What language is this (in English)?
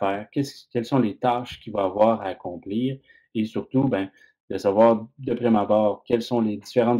French